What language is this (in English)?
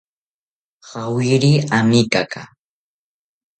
South Ucayali Ashéninka